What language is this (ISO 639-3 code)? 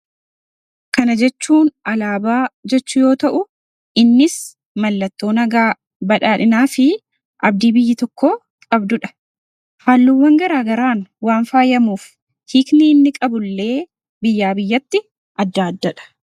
orm